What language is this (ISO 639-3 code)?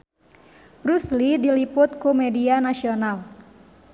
sun